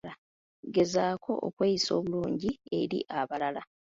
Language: Ganda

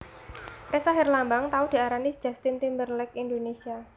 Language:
Javanese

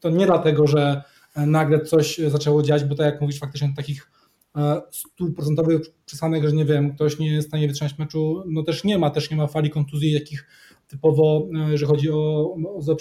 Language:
Polish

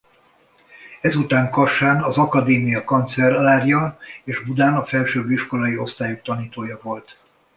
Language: Hungarian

